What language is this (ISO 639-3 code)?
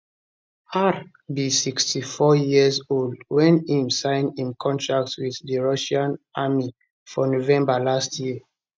pcm